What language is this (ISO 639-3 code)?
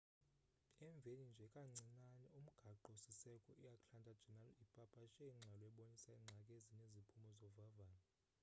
xho